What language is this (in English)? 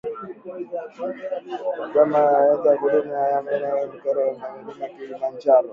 Swahili